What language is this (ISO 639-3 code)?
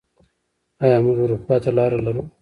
pus